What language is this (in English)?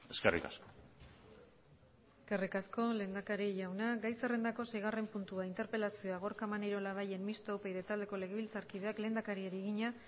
Basque